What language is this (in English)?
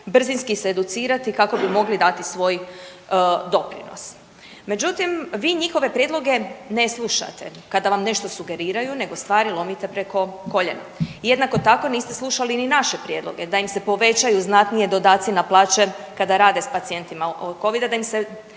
Croatian